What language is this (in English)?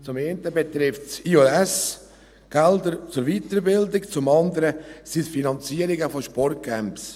Swiss German